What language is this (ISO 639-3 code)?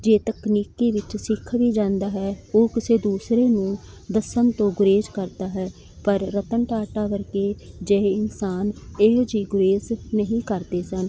pan